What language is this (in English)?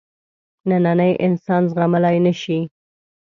Pashto